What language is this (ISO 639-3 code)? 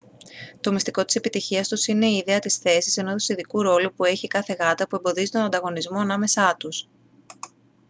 ell